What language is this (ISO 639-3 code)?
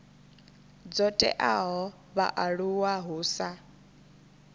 ven